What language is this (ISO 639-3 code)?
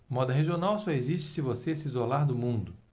por